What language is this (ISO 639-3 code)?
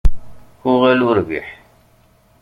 kab